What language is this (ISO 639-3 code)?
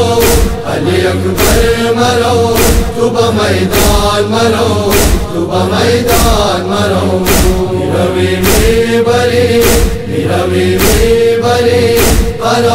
ara